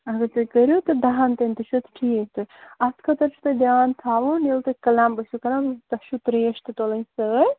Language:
Kashmiri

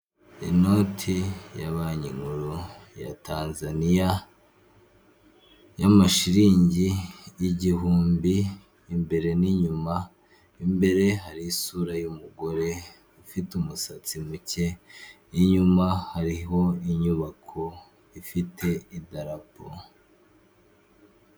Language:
Kinyarwanda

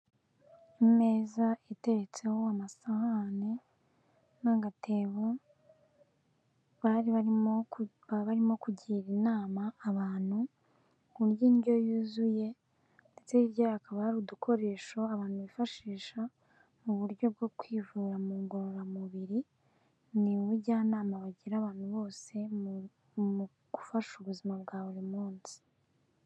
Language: Kinyarwanda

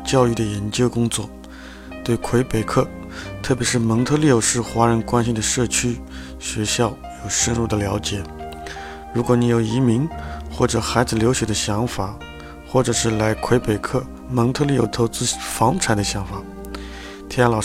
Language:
Chinese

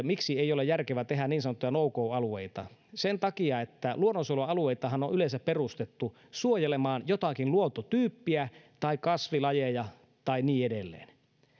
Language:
Finnish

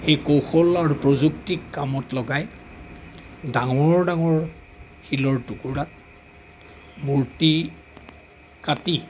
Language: Assamese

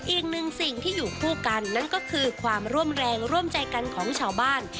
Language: Thai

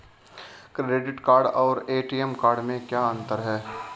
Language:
Hindi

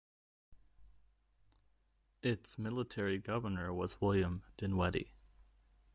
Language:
English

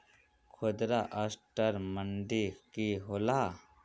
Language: Magahi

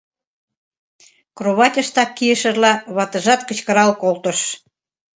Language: Mari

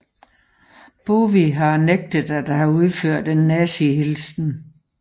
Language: Danish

